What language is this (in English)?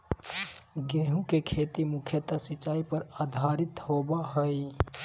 Magahi